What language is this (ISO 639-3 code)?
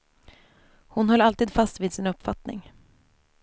swe